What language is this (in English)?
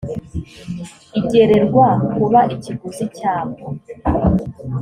Kinyarwanda